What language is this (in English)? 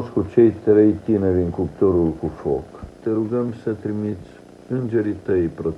Romanian